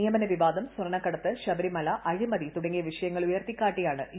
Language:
Malayalam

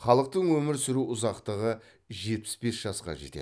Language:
Kazakh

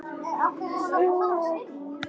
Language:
Icelandic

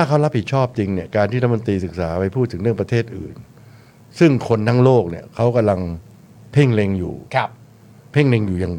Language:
Thai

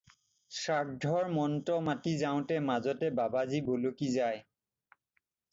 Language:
Assamese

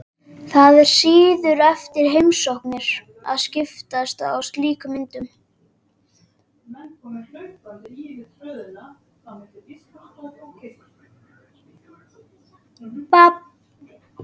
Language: Icelandic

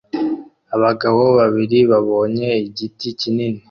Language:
Kinyarwanda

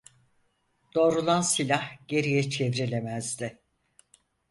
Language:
Turkish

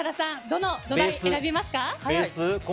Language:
Japanese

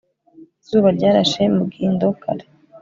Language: Kinyarwanda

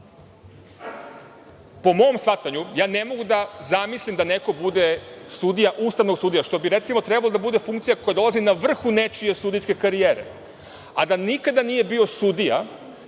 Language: Serbian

